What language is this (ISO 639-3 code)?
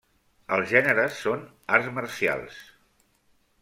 cat